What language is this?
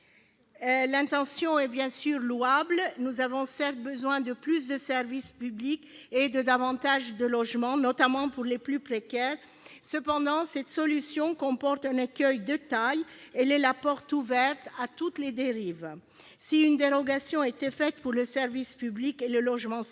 French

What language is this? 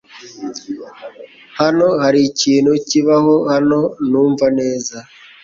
Kinyarwanda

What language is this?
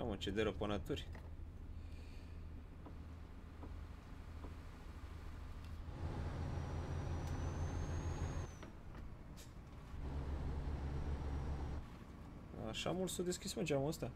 Romanian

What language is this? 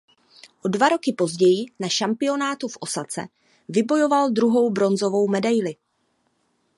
Czech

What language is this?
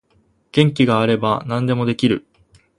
Japanese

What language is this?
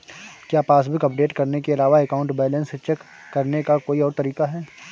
Hindi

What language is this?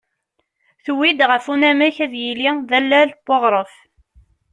Kabyle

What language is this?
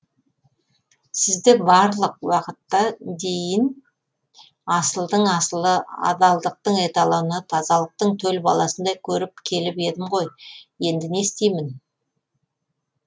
Kazakh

